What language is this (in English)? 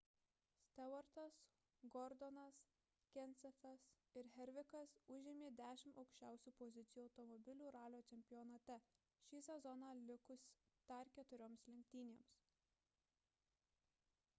Lithuanian